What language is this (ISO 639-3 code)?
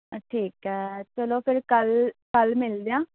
pan